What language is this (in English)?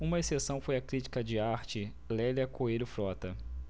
Portuguese